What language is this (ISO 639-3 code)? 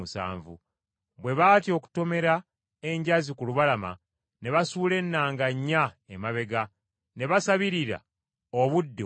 lug